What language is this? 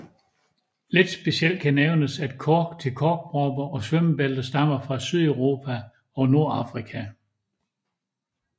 Danish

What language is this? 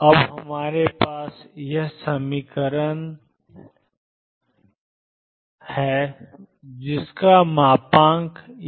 Hindi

